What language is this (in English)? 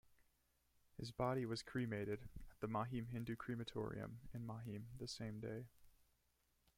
English